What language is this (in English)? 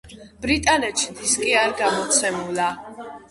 Georgian